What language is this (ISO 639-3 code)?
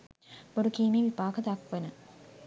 sin